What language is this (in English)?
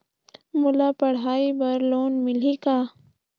Chhattisgarhi